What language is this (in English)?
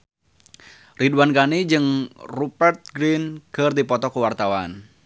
Sundanese